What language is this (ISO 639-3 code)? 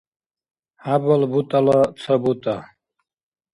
dar